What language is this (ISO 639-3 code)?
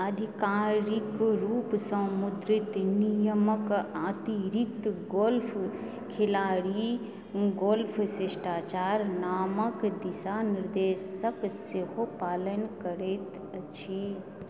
mai